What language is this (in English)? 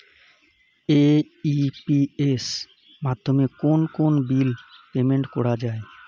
Bangla